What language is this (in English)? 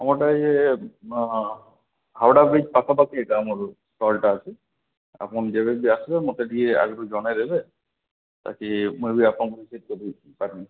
Odia